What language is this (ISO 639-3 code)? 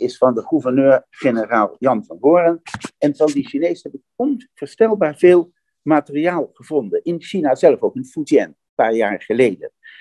nld